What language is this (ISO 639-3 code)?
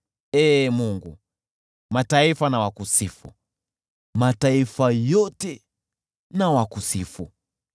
swa